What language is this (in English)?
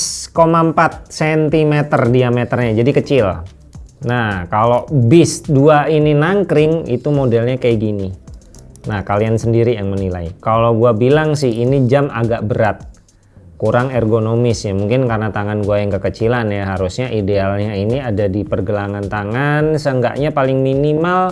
Indonesian